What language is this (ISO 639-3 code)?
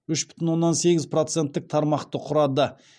kaz